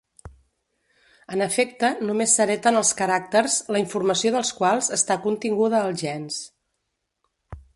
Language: Catalan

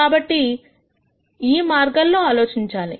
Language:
Telugu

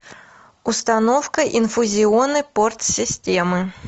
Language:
Russian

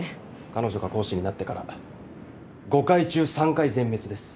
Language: Japanese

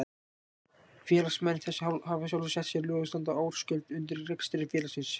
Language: Icelandic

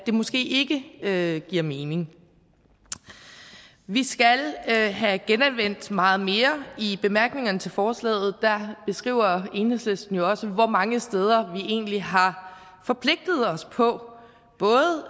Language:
Danish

